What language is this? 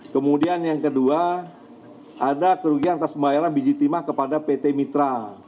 Indonesian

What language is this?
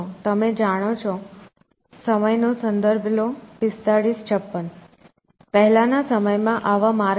Gujarati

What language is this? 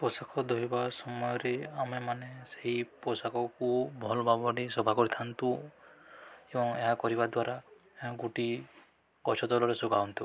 Odia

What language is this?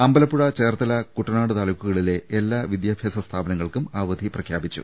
Malayalam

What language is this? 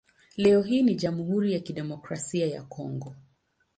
Swahili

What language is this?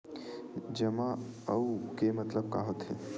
Chhattisgarhi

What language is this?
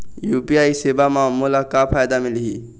Chhattisgarhi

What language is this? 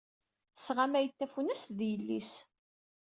Kabyle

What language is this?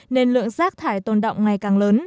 Vietnamese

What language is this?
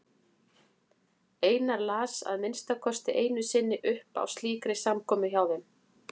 Icelandic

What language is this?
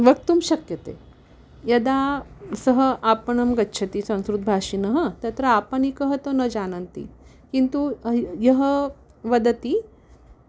Sanskrit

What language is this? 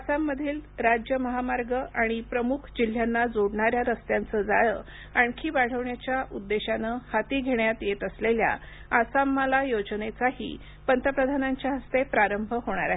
Marathi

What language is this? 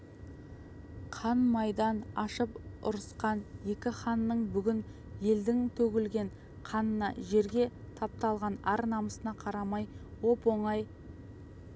Kazakh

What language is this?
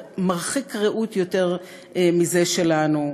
Hebrew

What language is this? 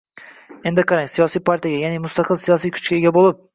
Uzbek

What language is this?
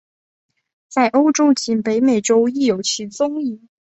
Chinese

